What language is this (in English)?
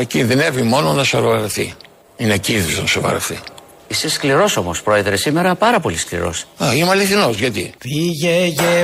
Greek